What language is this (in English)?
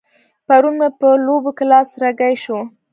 Pashto